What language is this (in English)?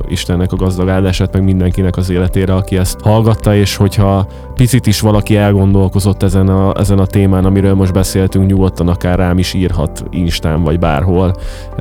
Hungarian